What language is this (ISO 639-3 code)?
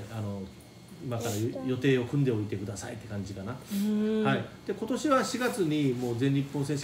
jpn